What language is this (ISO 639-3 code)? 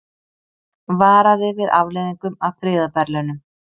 isl